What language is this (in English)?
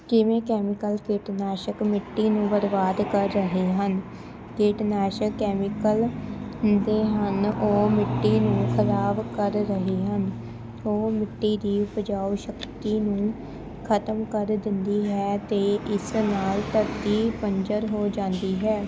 Punjabi